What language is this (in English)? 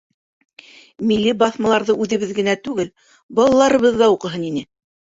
Bashkir